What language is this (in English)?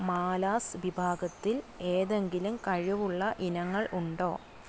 Malayalam